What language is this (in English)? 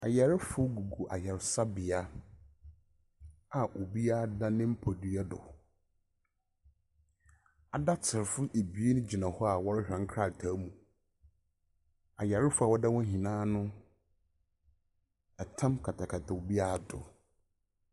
Akan